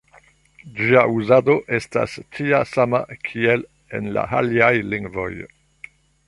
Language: Esperanto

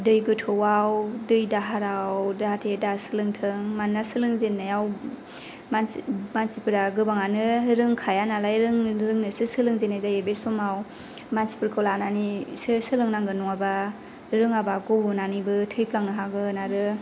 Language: Bodo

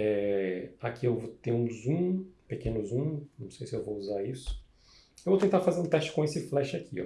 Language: Portuguese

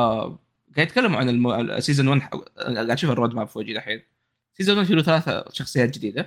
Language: Arabic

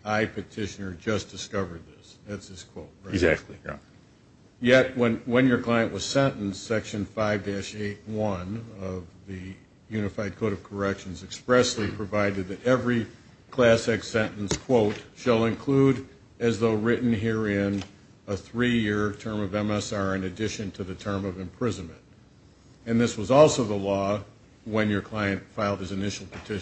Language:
English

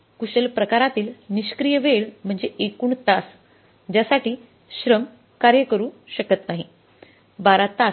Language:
Marathi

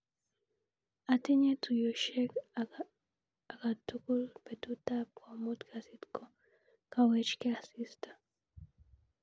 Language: Kalenjin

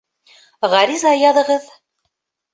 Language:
Bashkir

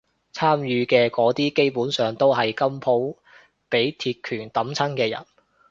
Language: Cantonese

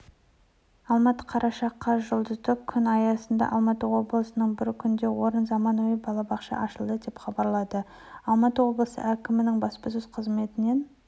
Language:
Kazakh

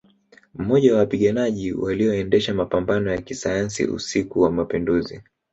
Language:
Swahili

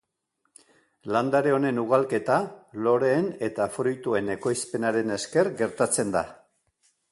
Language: Basque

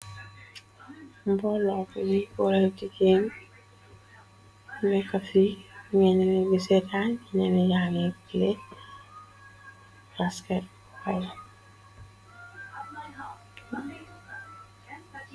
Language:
Wolof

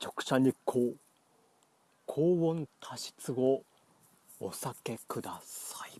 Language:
Japanese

